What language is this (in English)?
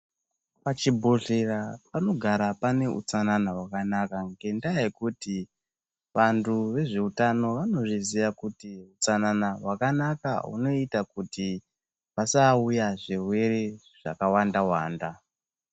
Ndau